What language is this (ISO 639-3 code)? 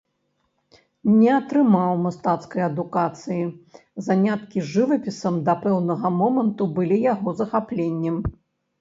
bel